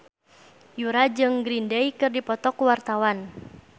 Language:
Sundanese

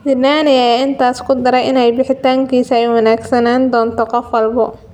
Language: Somali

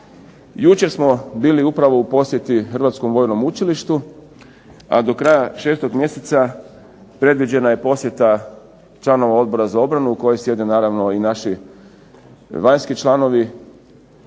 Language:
Croatian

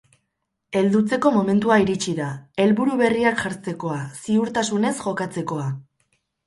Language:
Basque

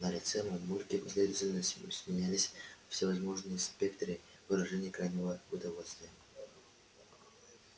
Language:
Russian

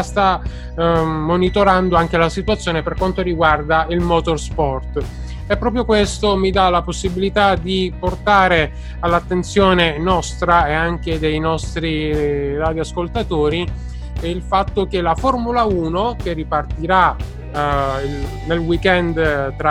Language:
Italian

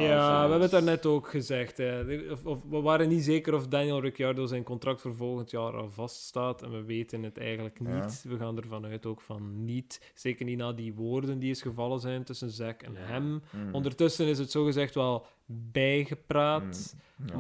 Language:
Dutch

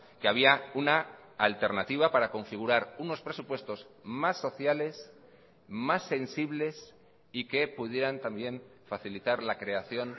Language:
Spanish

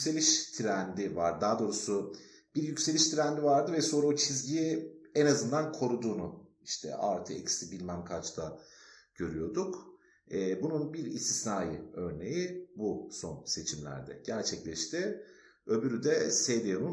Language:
Turkish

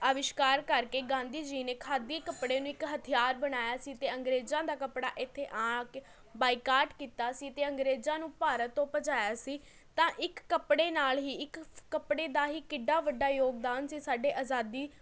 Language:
Punjabi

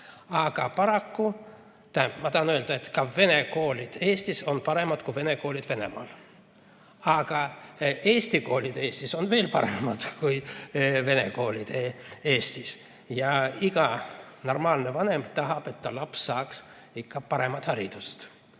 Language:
Estonian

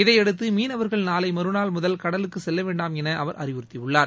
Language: Tamil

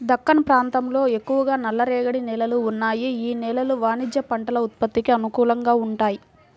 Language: Telugu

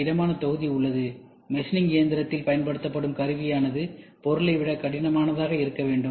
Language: Tamil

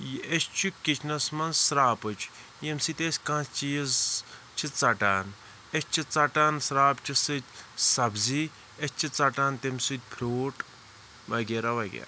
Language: Kashmiri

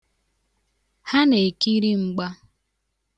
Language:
Igbo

